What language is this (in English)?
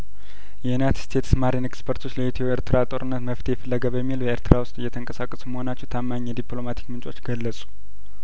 Amharic